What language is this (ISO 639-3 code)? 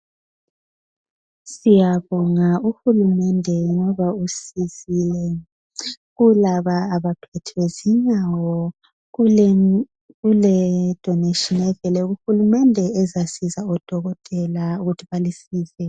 nde